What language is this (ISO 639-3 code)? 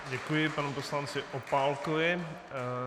ces